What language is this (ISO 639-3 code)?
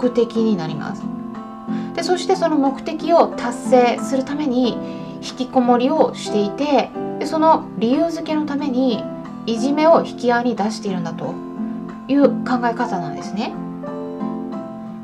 jpn